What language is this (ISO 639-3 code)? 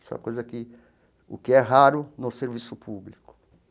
por